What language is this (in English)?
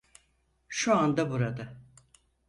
Turkish